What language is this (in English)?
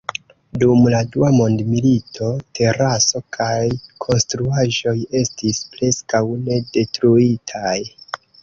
Esperanto